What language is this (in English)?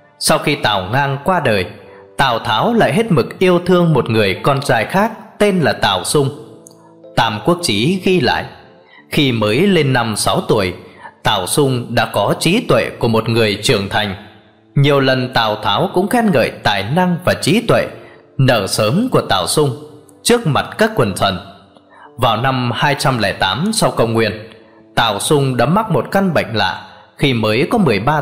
Vietnamese